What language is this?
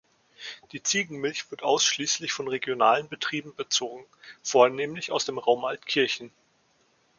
German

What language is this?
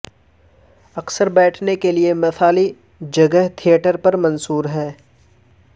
Urdu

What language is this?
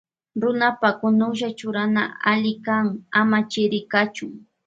Loja Highland Quichua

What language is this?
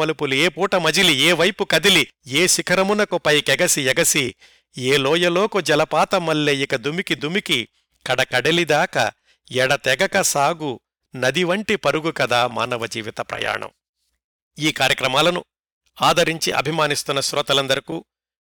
Telugu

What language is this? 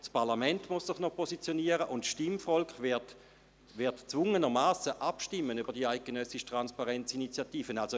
Swiss German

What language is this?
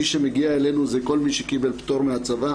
Hebrew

